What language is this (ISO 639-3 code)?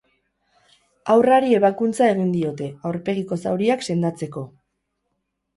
eus